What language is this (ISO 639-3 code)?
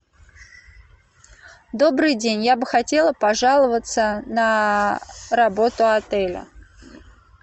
rus